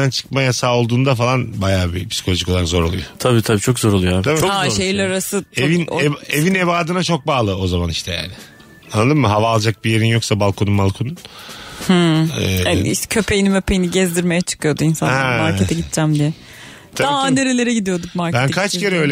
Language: Turkish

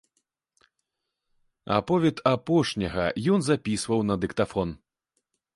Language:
Belarusian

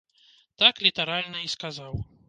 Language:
Belarusian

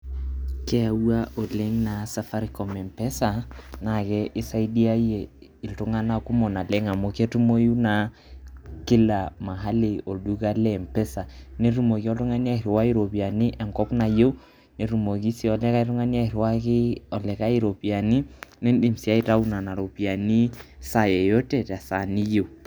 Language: Masai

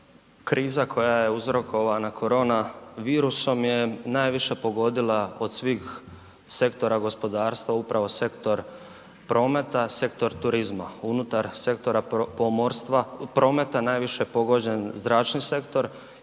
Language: Croatian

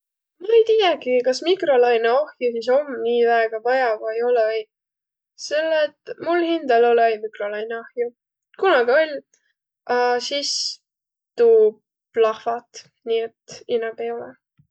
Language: Võro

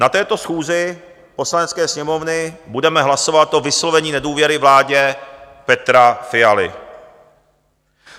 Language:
Czech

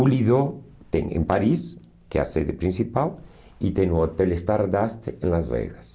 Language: Portuguese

